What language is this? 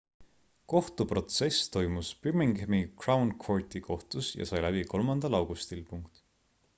Estonian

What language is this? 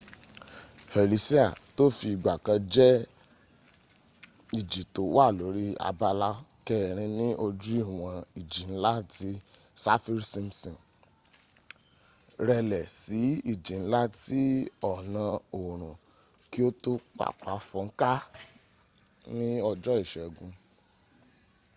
Yoruba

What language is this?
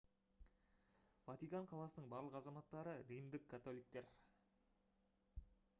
Kazakh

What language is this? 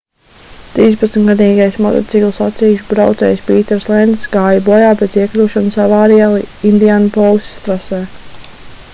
Latvian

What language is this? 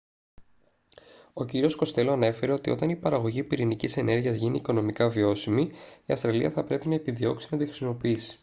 Greek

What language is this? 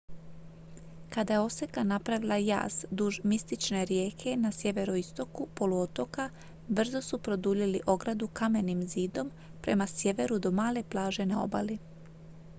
Croatian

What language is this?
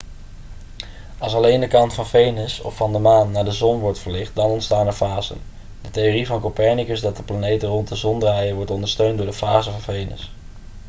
Dutch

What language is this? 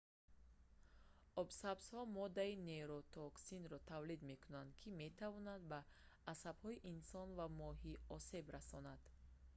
Tajik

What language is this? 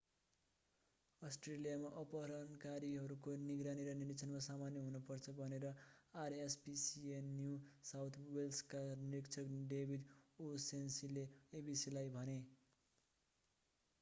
Nepali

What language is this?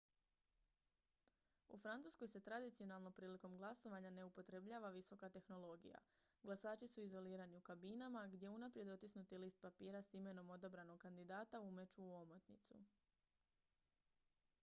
Croatian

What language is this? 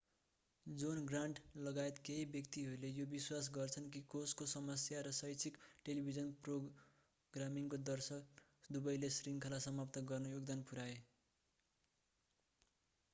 Nepali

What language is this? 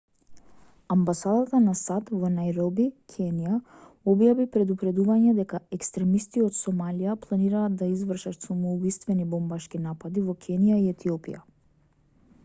Macedonian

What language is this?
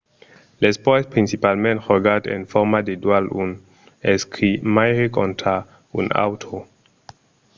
Occitan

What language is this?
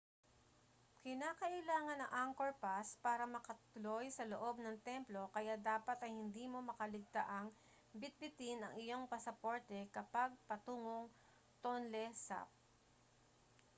Filipino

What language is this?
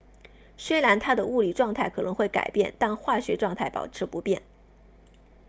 Chinese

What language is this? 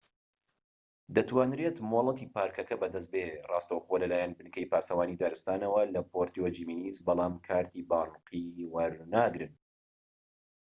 Central Kurdish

